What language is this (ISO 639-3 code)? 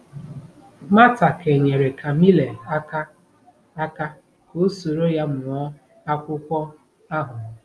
ibo